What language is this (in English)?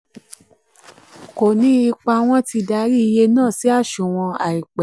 Yoruba